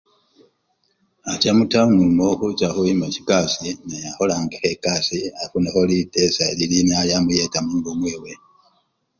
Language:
Luyia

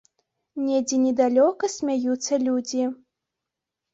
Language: Belarusian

